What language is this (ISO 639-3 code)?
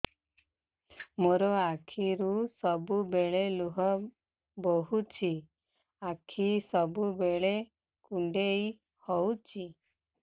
ori